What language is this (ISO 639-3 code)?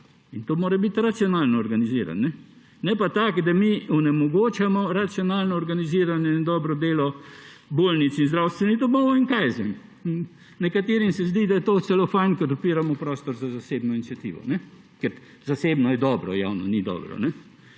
slv